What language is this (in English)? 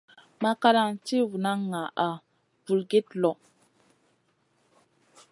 Masana